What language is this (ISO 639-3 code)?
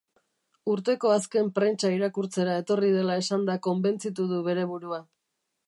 eus